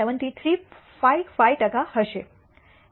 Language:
Gujarati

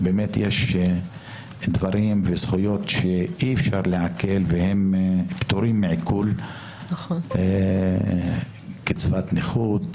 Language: Hebrew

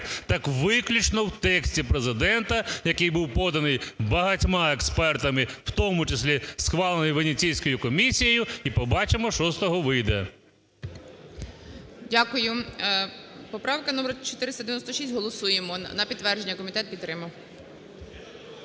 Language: Ukrainian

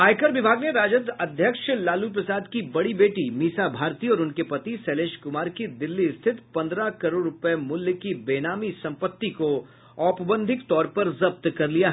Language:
Hindi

